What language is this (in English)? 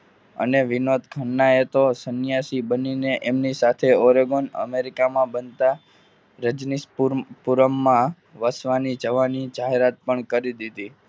Gujarati